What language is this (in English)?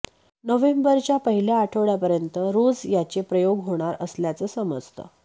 Marathi